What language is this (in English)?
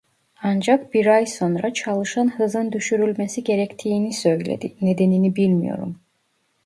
Turkish